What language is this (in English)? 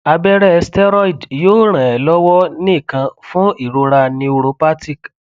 Yoruba